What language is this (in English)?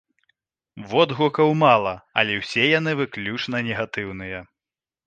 Belarusian